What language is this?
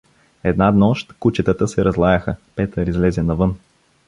Bulgarian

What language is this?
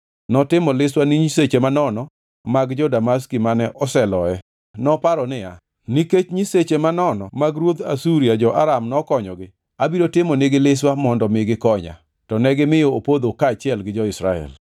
Luo (Kenya and Tanzania)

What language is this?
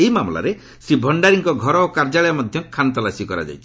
Odia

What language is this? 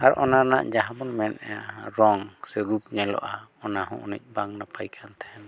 Santali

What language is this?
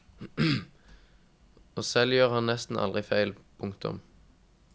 Norwegian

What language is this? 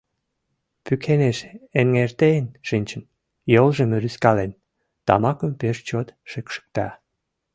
Mari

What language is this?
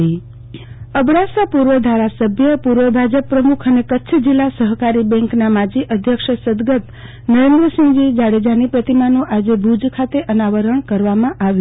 Gujarati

